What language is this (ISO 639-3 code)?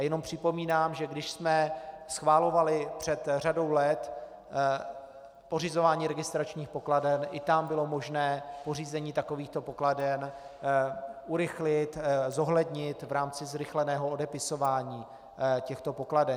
ces